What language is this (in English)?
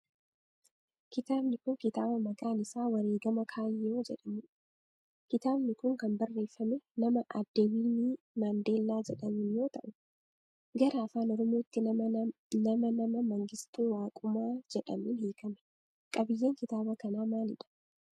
Oromo